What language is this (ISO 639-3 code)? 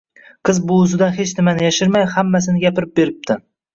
uzb